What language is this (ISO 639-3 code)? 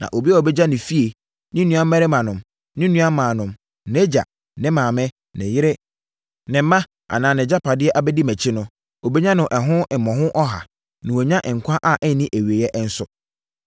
aka